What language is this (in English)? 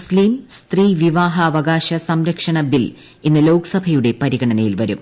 Malayalam